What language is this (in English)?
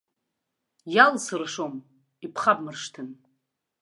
Abkhazian